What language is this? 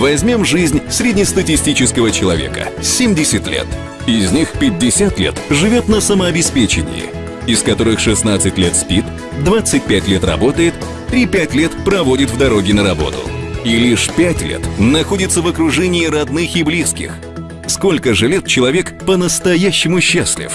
Russian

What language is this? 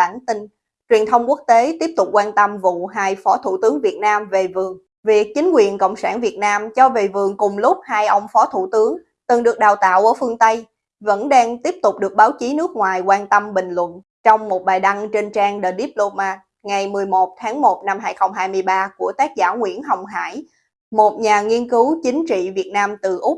Vietnamese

